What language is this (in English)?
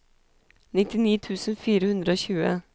Norwegian